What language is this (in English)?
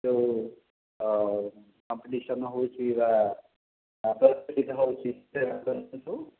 Odia